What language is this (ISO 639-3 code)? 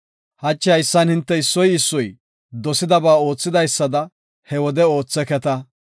gof